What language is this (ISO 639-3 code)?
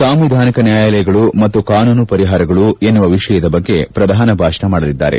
kan